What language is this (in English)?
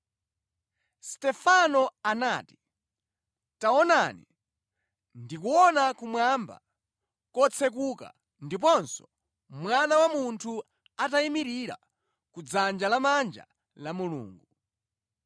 Nyanja